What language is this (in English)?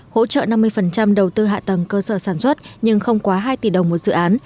Vietnamese